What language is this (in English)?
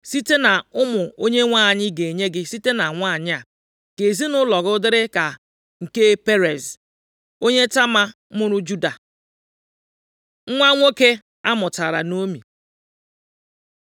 Igbo